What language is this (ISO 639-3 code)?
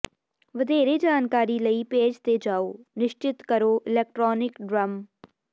pan